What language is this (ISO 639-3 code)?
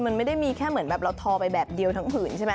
tha